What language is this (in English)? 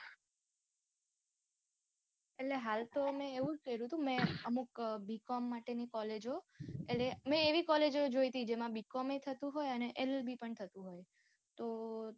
Gujarati